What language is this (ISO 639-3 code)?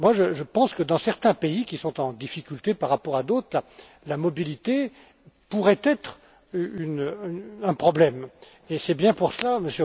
fra